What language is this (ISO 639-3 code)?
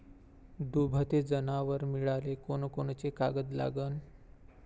mar